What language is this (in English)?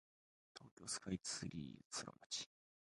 Japanese